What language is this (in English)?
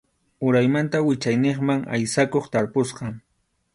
Arequipa-La Unión Quechua